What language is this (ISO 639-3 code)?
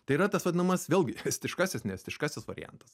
lit